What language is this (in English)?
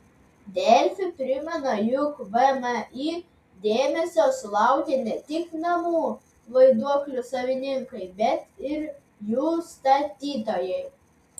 Lithuanian